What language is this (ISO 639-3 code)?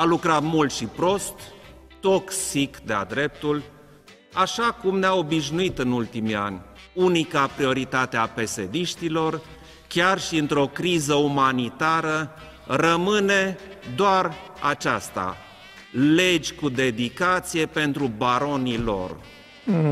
ron